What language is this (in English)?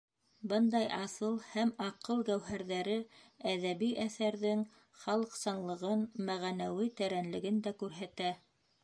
Bashkir